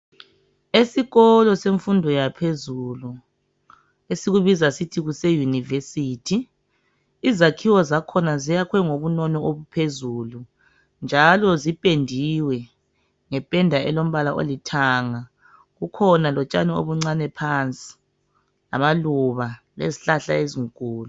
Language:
North Ndebele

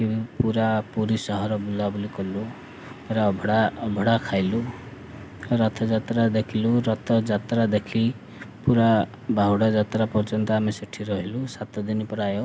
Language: Odia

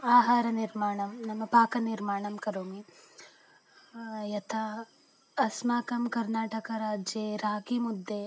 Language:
Sanskrit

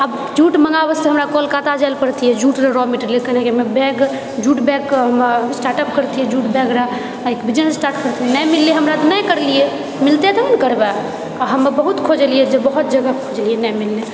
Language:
Maithili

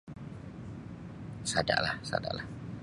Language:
Sabah Bisaya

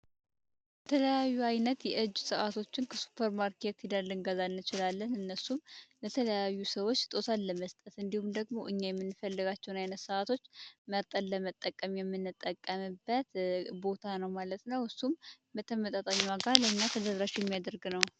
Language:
Amharic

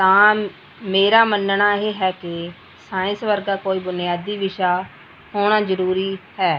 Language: Punjabi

